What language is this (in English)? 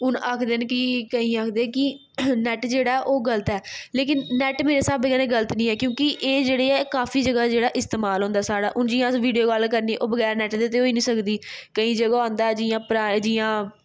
Dogri